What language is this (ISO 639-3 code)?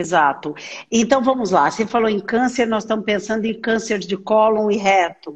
por